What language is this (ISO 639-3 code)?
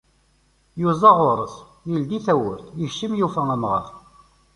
kab